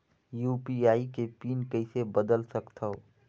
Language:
Chhattisgarhi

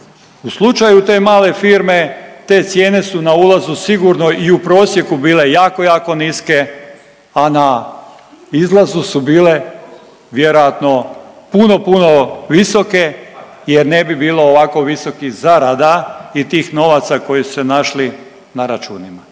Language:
Croatian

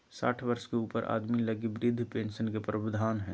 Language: Magahi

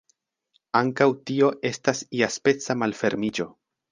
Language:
Esperanto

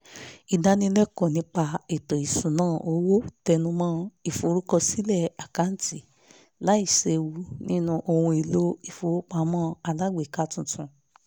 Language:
Yoruba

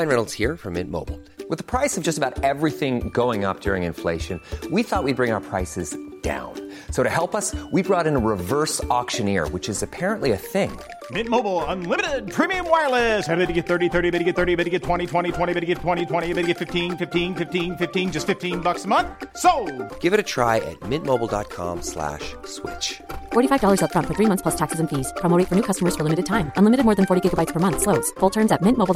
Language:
Filipino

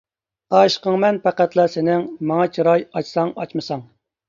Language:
Uyghur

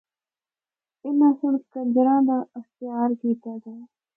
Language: Northern Hindko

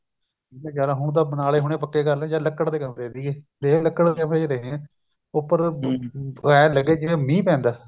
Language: Punjabi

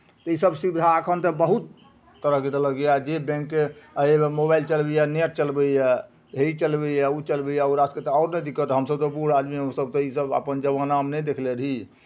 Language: Maithili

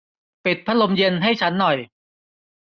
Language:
Thai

